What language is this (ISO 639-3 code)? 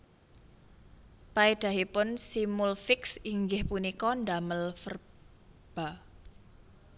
jav